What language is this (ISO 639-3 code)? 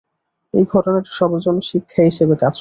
ben